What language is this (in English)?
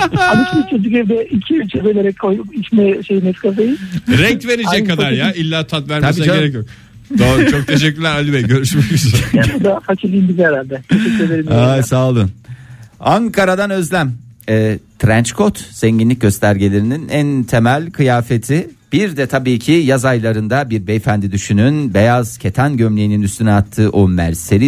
Turkish